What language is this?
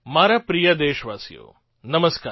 Gujarati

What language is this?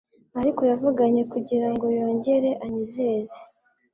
Kinyarwanda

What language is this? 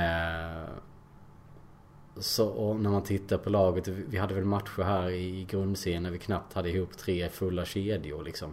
Swedish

